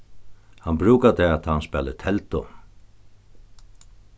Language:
Faroese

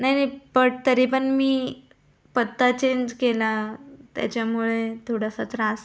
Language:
Marathi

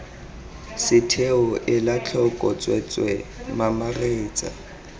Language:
Tswana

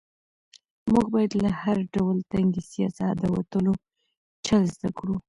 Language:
Pashto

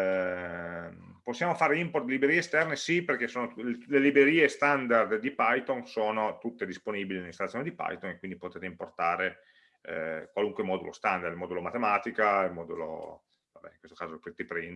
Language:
Italian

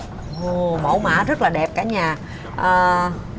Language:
Vietnamese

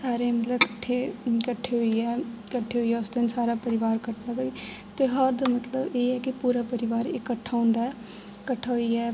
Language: Dogri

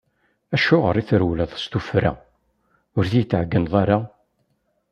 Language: Kabyle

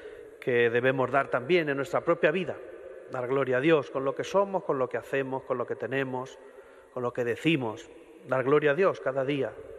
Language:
Spanish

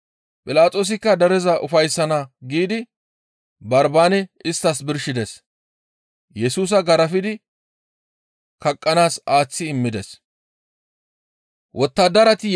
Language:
Gamo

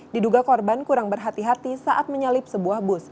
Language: Indonesian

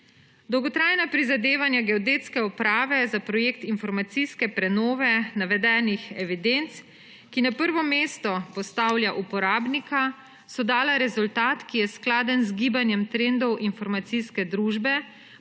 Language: Slovenian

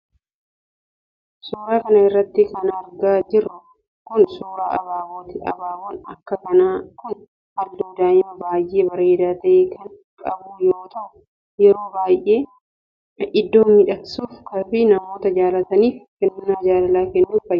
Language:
Oromo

